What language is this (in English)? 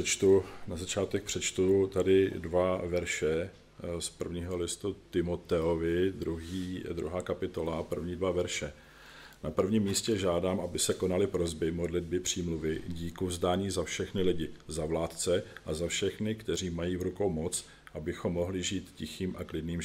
Czech